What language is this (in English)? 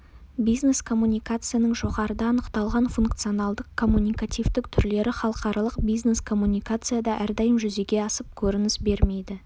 Kazakh